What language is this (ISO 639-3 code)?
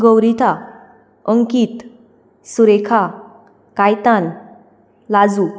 kok